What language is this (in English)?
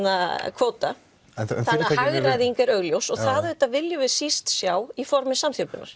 Icelandic